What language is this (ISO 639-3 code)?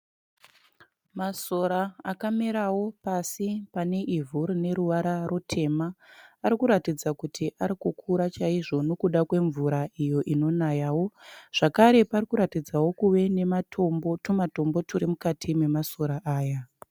sna